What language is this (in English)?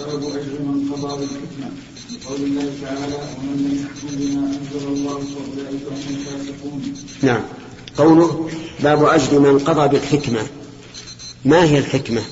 Arabic